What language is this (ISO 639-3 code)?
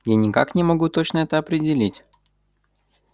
rus